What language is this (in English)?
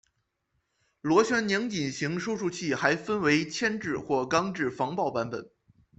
Chinese